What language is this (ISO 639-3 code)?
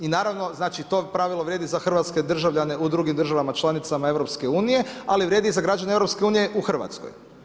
hrv